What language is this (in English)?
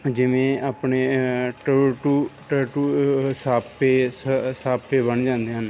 Punjabi